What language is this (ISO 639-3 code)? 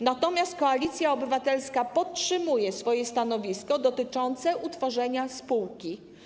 pol